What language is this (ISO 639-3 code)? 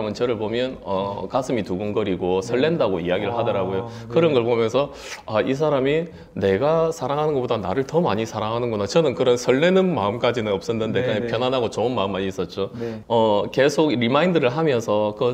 kor